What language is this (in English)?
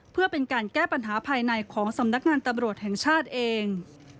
Thai